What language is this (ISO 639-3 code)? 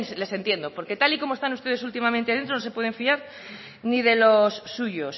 spa